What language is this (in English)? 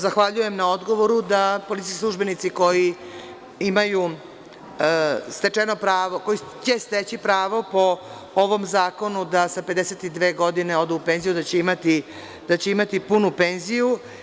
Serbian